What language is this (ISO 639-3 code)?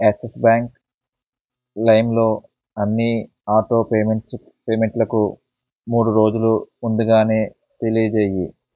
tel